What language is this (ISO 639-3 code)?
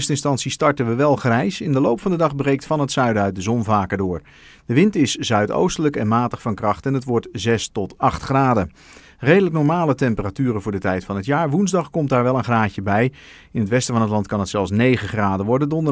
nld